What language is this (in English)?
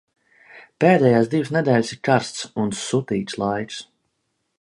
Latvian